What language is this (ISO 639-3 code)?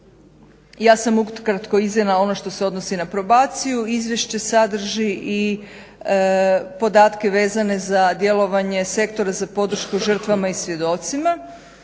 hrv